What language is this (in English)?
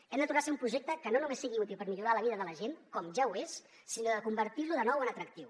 Catalan